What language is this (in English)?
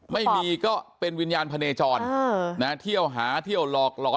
Thai